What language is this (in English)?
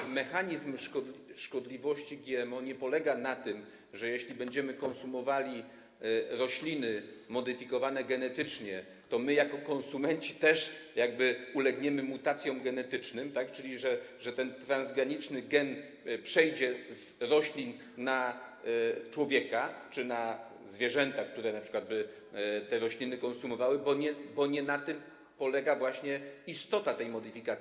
Polish